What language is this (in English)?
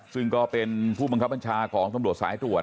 Thai